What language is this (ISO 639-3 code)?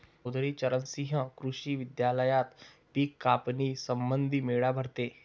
mar